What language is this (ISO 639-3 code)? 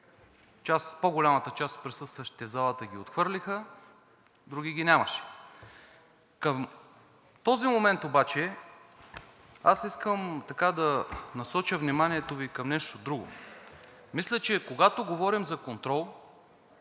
bul